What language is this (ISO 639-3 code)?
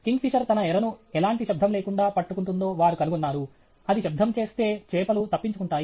tel